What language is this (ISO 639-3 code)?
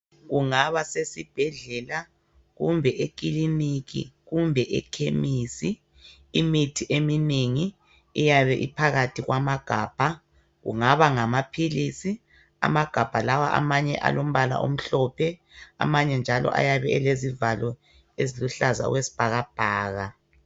nde